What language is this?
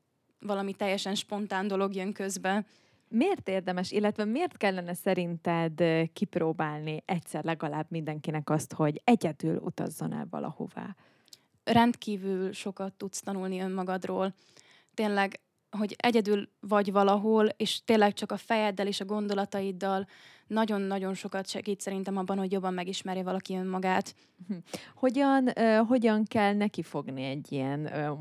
Hungarian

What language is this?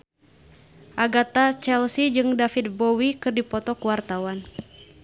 Sundanese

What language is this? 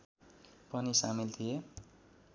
Nepali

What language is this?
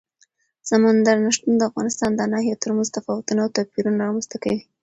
Pashto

